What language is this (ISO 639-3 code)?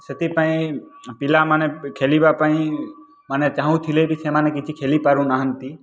ori